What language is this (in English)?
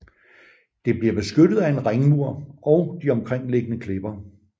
Danish